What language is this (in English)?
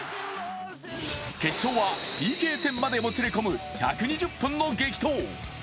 Japanese